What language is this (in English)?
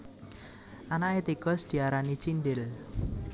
Javanese